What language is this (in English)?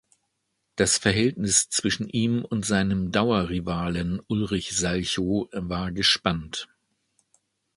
German